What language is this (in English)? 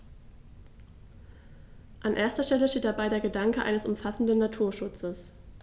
German